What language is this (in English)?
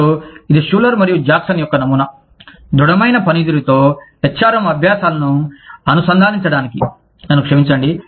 Telugu